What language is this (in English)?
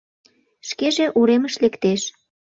Mari